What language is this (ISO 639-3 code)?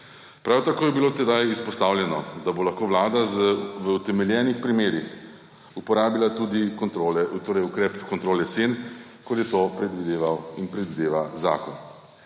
slv